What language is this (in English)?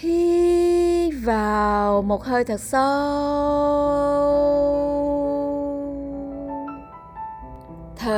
Vietnamese